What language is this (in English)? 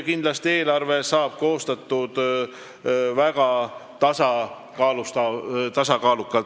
Estonian